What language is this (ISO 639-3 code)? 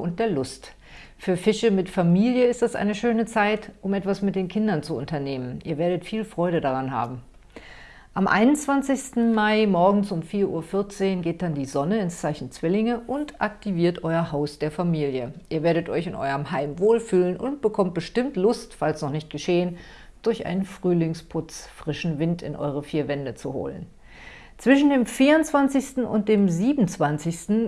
deu